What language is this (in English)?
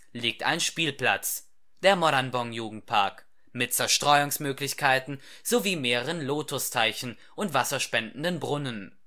German